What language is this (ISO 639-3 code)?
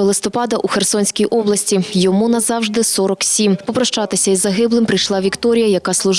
ukr